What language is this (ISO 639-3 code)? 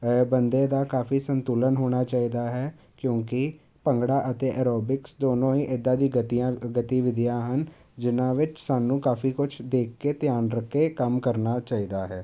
pan